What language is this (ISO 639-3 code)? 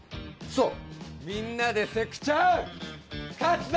jpn